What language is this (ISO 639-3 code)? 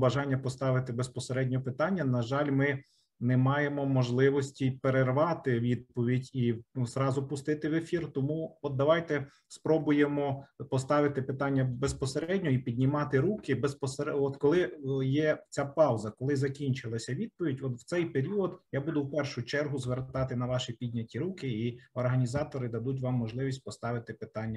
ukr